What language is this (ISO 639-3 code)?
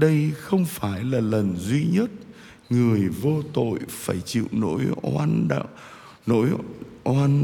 vie